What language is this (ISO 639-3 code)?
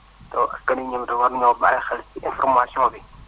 wol